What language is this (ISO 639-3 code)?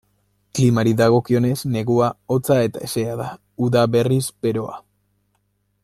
eus